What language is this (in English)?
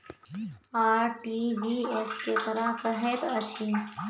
Maithili